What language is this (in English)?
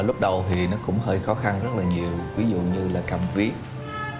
Vietnamese